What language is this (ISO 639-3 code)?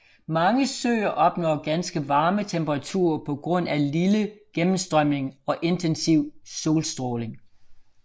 dan